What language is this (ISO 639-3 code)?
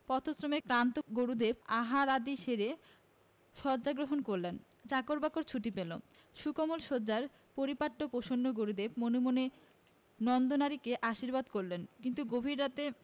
ben